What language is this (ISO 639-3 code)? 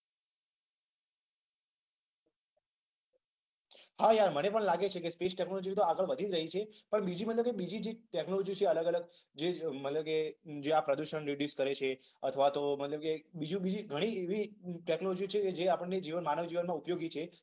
guj